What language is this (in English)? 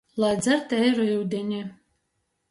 Latgalian